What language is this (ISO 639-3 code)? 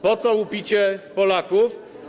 pol